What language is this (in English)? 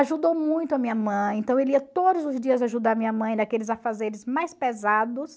Portuguese